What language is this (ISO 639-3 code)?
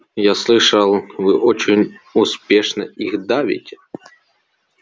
rus